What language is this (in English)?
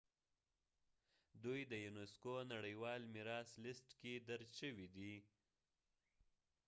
Pashto